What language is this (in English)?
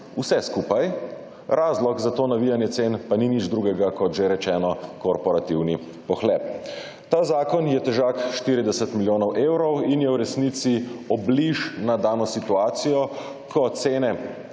Slovenian